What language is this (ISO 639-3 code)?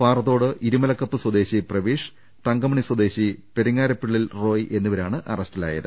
mal